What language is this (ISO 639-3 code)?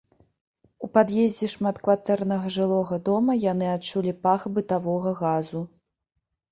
bel